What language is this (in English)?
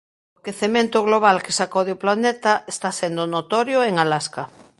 Galician